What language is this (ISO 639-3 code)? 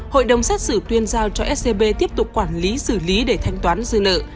vie